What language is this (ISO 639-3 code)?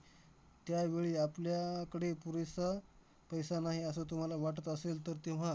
mar